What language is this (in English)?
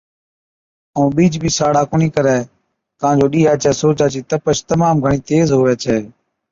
Od